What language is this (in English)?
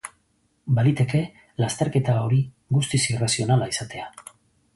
Basque